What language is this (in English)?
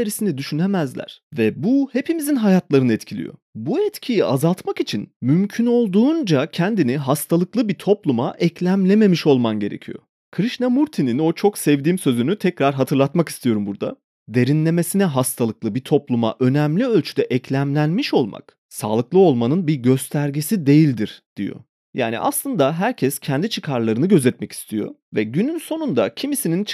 Turkish